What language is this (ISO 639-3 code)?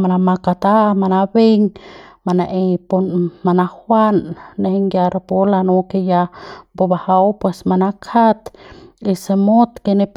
pbs